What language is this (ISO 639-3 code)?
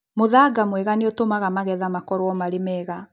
kik